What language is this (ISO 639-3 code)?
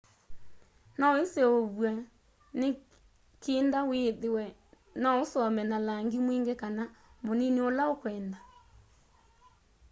kam